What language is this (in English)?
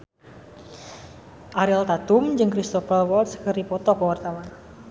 Sundanese